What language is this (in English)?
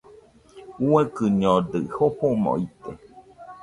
Nüpode Huitoto